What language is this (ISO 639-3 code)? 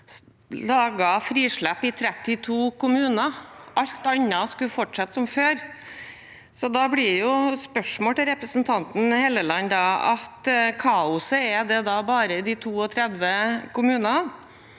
nor